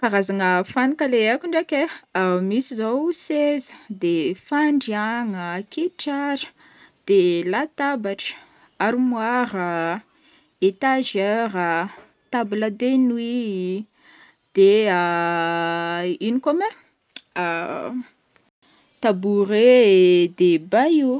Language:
Northern Betsimisaraka Malagasy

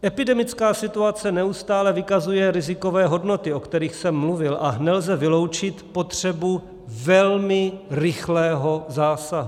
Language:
Czech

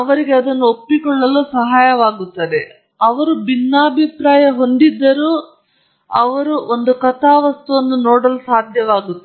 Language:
Kannada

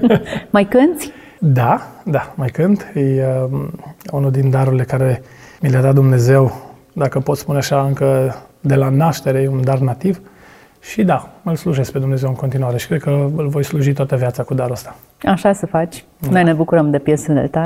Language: Romanian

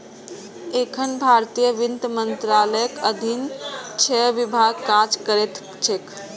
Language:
Maithili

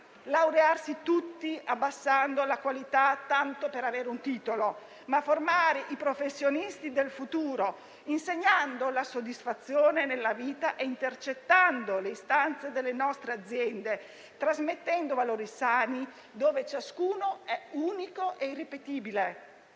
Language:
Italian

